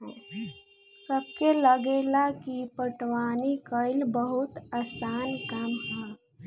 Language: Bhojpuri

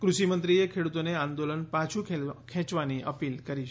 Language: Gujarati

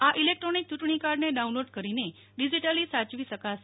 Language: Gujarati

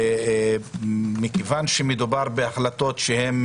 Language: Hebrew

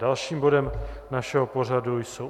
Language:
Czech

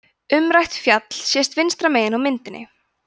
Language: Icelandic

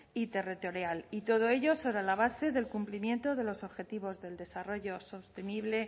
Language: Spanish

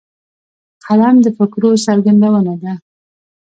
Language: Pashto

